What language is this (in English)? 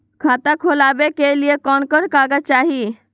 Magahi